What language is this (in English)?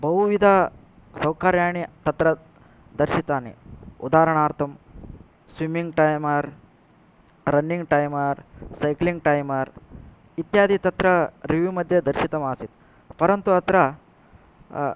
Sanskrit